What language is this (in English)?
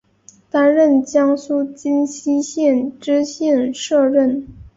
Chinese